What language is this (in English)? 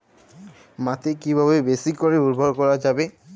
Bangla